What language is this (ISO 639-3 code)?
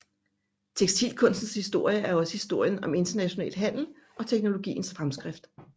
dan